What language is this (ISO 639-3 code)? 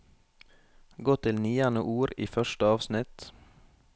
nor